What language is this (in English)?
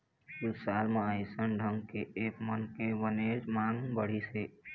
Chhattisgarhi